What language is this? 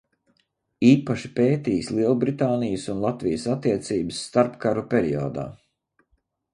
Latvian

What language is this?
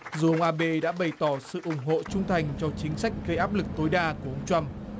Vietnamese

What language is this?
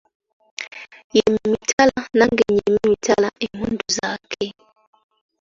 Ganda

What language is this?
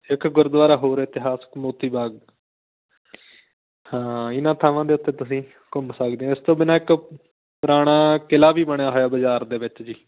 Punjabi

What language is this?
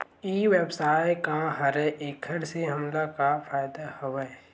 Chhattisgarhi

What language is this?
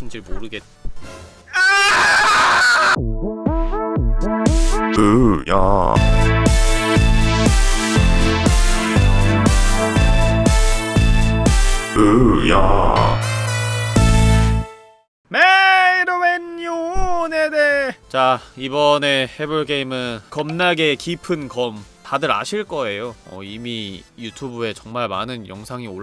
Korean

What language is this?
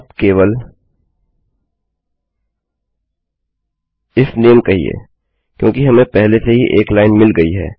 Hindi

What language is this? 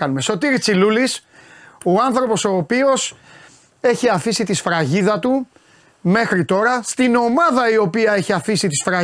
Greek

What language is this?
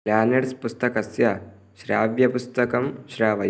Sanskrit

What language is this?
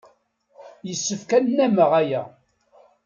Kabyle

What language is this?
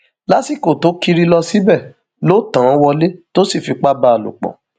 Yoruba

